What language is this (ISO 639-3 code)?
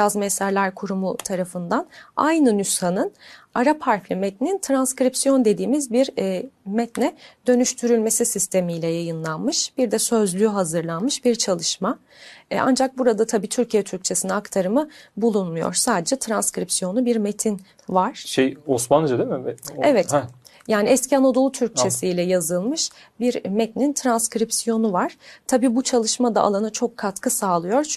tur